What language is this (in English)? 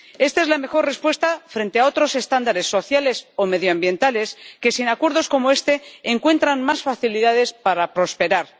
Spanish